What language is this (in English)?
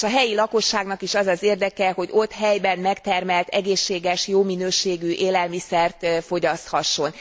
Hungarian